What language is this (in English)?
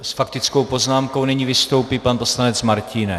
Czech